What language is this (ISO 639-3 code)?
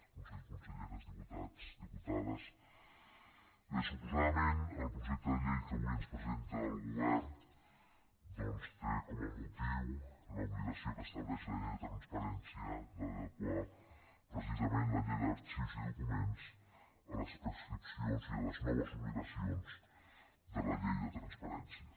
cat